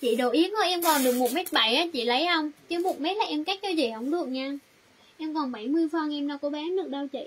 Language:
Vietnamese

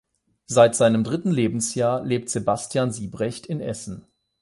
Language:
German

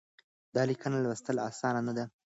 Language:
Pashto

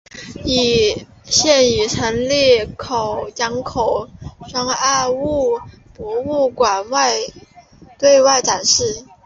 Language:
Chinese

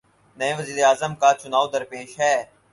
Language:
Urdu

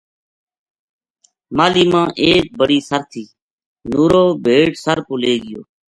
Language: Gujari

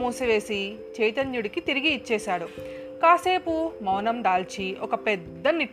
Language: Telugu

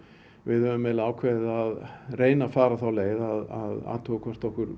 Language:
Icelandic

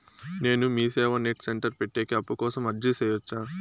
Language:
Telugu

